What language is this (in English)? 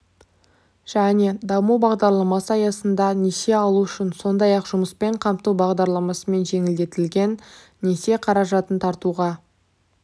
Kazakh